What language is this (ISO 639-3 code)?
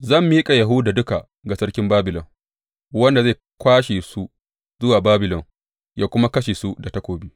hau